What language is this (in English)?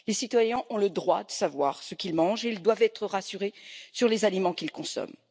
French